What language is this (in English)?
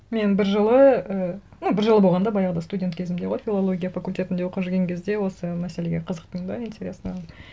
Kazakh